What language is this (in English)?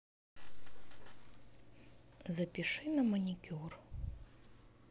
Russian